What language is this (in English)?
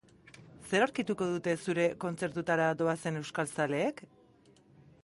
Basque